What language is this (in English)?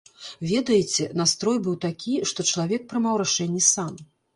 Belarusian